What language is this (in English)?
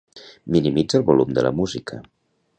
Catalan